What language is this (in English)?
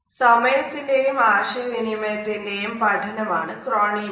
Malayalam